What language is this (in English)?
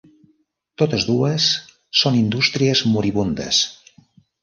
Catalan